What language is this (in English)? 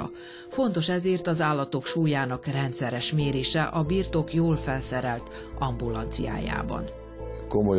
Hungarian